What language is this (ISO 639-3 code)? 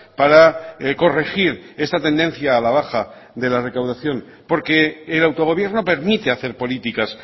spa